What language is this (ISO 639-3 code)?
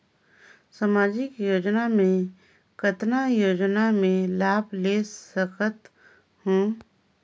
hne